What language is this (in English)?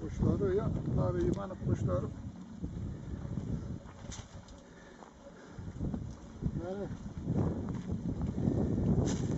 Turkish